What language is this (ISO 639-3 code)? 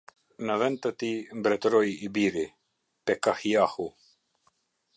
sqi